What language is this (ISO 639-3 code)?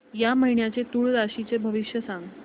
mar